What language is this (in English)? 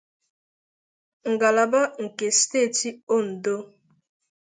Igbo